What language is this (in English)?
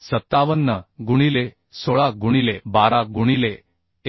Marathi